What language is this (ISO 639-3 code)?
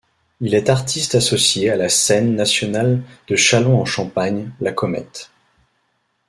fra